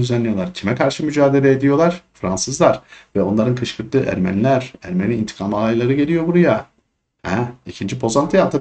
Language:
Turkish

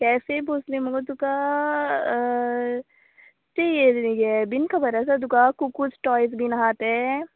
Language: Konkani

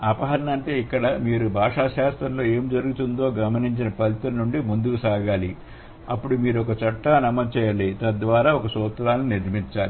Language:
Telugu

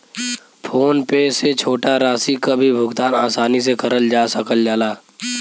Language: Bhojpuri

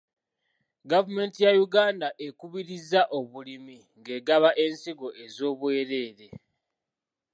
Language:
Ganda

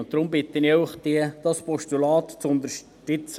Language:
Swiss German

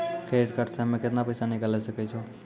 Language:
Maithili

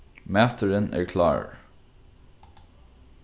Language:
Faroese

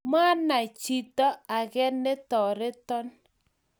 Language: Kalenjin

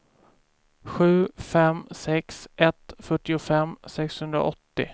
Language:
Swedish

